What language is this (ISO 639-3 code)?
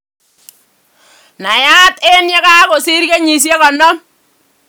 kln